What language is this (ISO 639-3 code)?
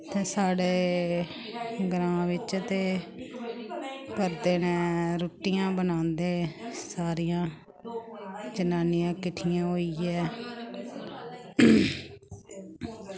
doi